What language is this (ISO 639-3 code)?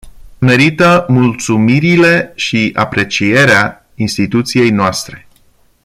ron